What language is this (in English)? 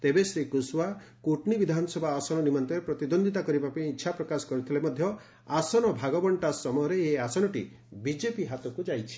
Odia